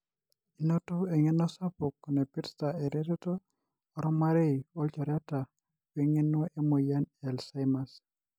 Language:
Masai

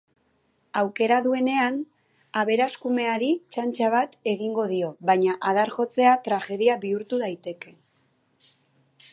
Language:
Basque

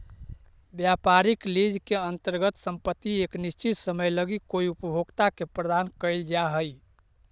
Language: Magahi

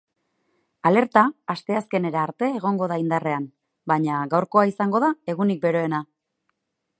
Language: Basque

